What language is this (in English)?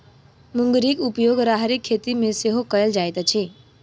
Maithili